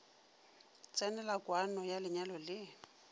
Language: Northern Sotho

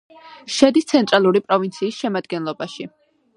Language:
Georgian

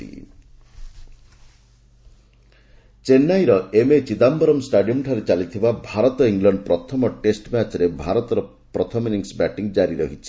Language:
Odia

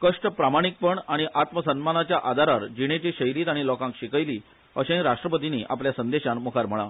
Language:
Konkani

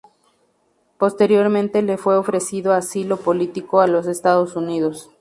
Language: Spanish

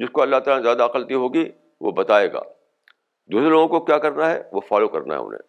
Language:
Urdu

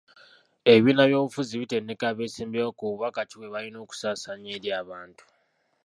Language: Ganda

